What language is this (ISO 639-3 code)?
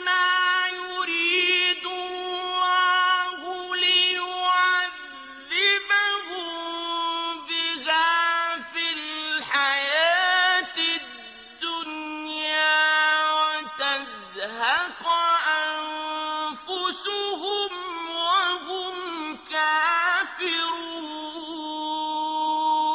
ara